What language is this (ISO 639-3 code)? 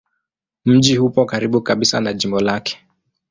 swa